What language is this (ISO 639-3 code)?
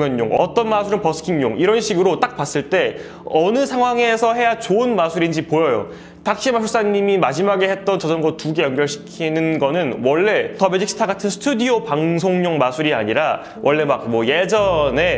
kor